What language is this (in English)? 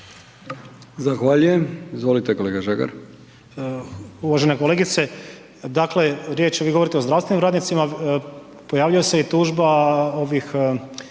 Croatian